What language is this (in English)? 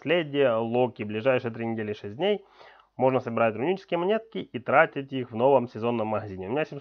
Russian